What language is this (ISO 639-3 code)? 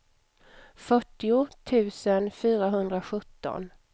swe